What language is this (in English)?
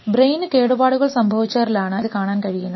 Malayalam